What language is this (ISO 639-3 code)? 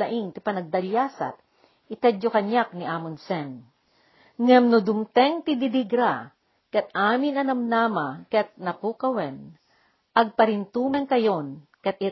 fil